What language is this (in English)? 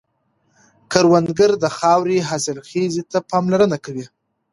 Pashto